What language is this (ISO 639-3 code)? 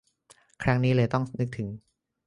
tha